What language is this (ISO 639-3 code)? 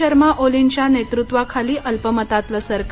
mar